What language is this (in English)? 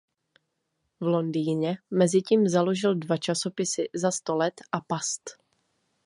Czech